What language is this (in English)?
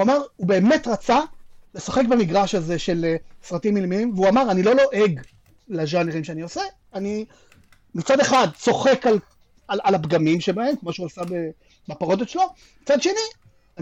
Hebrew